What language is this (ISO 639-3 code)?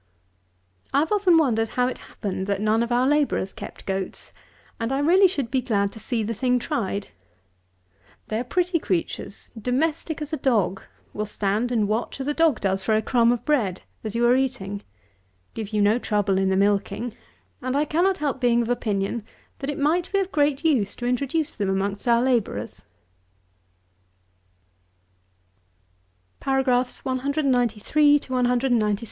eng